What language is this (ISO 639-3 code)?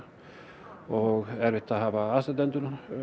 isl